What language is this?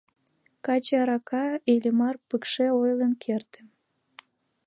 Mari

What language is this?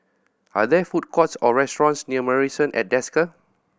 English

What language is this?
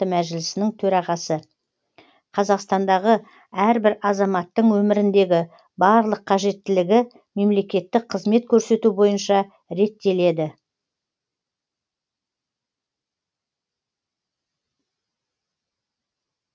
Kazakh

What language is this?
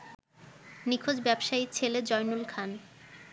Bangla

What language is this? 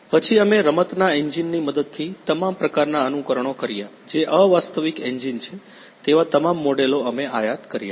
Gujarati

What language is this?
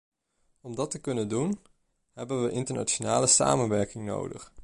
Dutch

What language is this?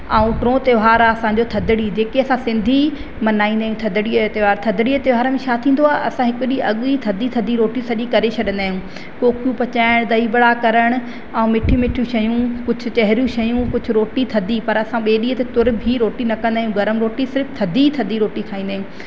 Sindhi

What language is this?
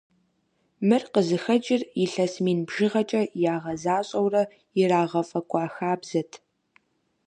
Kabardian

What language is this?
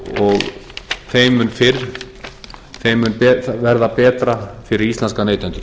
Icelandic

